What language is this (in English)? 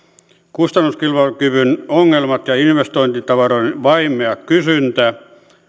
Finnish